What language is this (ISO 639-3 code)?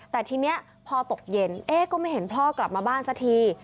tha